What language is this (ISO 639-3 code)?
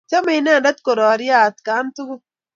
kln